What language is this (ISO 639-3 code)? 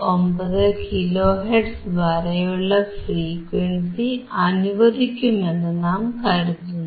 mal